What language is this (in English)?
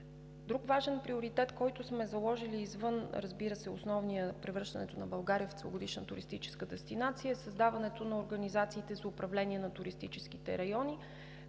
Bulgarian